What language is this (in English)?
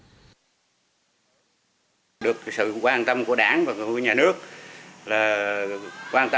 Vietnamese